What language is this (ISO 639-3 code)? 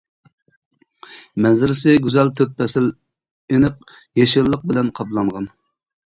uig